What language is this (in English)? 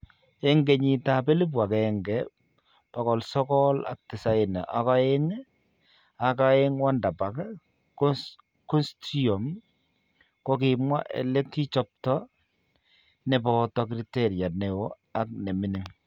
Kalenjin